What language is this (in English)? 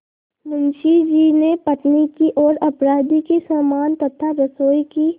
Hindi